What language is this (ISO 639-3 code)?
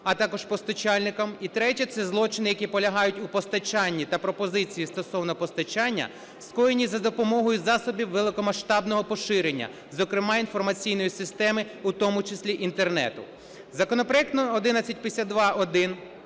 ukr